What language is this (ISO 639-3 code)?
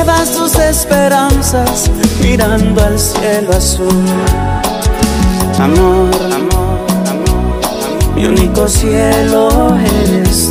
spa